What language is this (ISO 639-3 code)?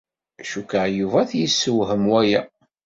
kab